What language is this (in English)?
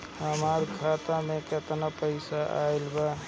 Bhojpuri